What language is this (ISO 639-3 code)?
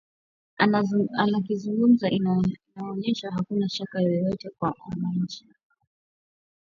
swa